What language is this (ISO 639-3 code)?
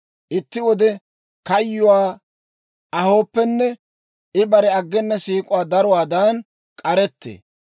dwr